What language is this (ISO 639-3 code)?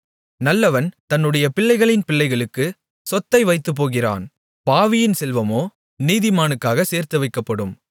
tam